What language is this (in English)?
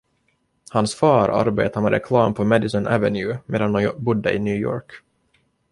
Swedish